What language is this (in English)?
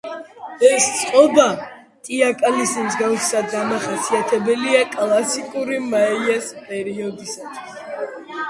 Georgian